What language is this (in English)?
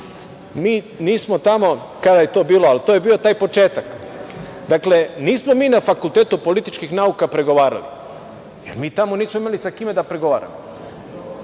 Serbian